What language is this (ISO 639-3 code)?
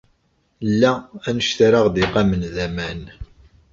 kab